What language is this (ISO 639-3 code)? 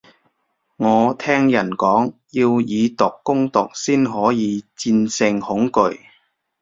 yue